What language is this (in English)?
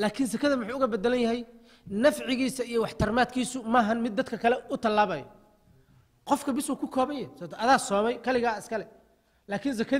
Arabic